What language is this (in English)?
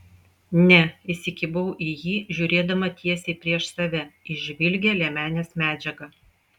Lithuanian